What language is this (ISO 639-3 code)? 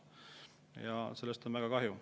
est